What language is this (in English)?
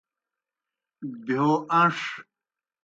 Kohistani Shina